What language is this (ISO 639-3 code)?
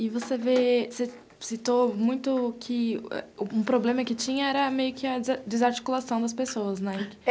por